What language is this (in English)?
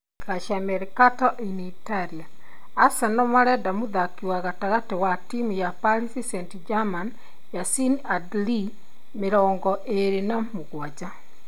Kikuyu